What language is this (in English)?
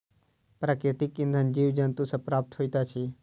Maithili